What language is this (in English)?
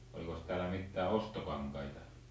Finnish